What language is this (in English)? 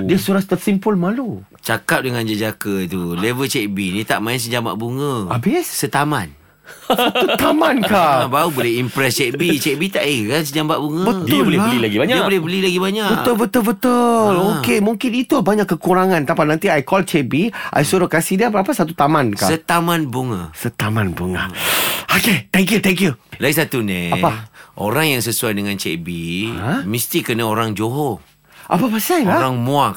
Malay